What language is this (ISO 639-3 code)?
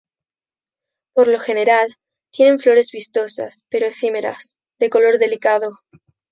spa